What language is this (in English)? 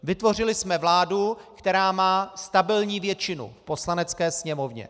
Czech